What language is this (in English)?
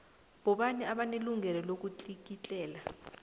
South Ndebele